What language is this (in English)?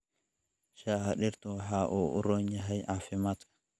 Somali